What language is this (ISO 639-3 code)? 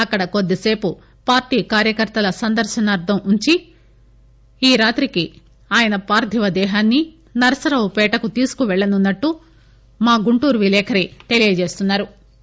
tel